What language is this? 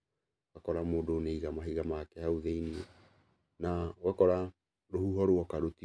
Kikuyu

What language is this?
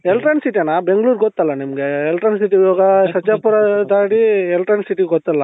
Kannada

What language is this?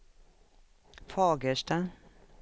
Swedish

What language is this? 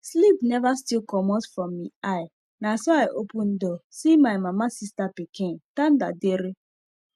Nigerian Pidgin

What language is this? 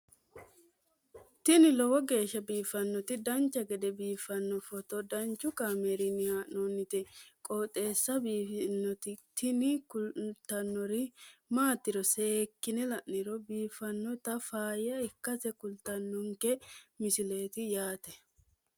Sidamo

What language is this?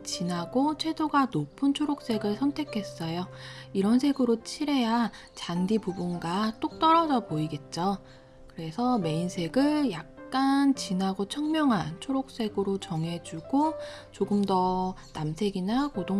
Korean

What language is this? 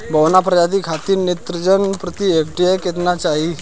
Bhojpuri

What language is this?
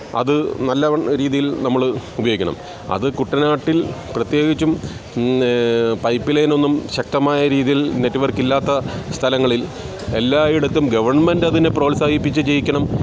Malayalam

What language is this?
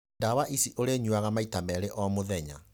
Kikuyu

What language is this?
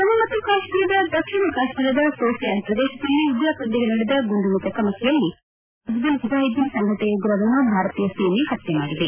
Kannada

